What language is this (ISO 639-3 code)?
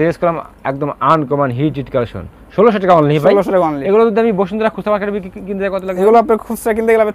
ben